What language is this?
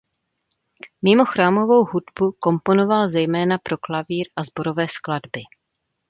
Czech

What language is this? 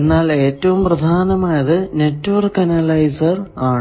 Malayalam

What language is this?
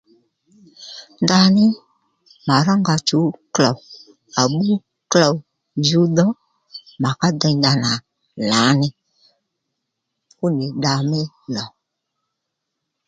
Lendu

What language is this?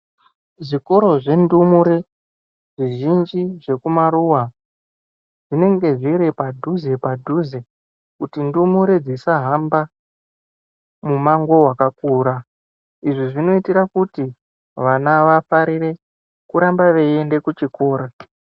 Ndau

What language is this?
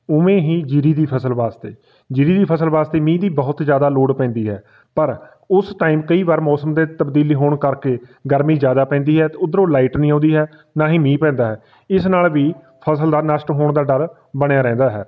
Punjabi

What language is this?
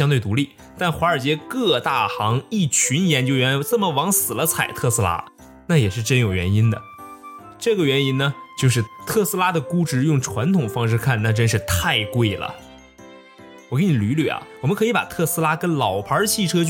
Chinese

